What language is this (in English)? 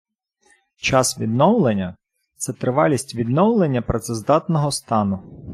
Ukrainian